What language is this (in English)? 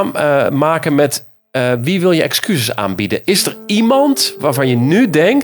Dutch